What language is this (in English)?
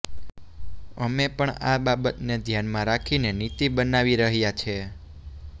Gujarati